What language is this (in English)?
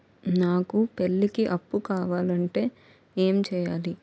Telugu